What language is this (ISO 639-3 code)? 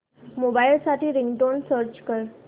mar